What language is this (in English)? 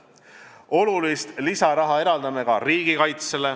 Estonian